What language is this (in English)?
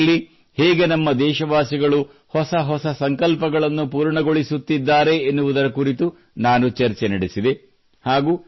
Kannada